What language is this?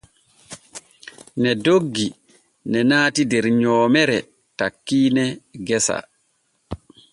Borgu Fulfulde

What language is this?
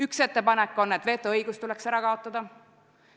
Estonian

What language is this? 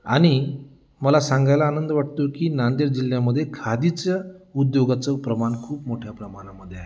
Marathi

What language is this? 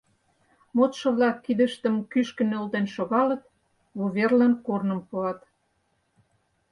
Mari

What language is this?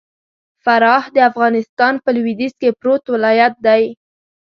Pashto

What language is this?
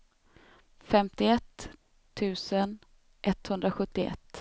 Swedish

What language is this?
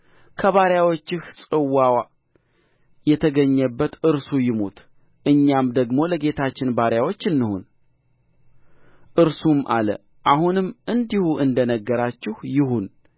Amharic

